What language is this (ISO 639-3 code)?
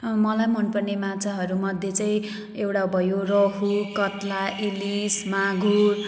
nep